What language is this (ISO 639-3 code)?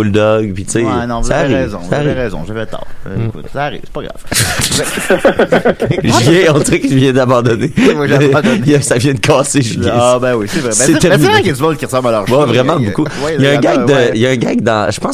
fra